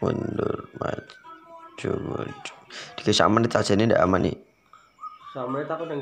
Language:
Filipino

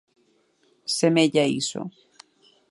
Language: Galician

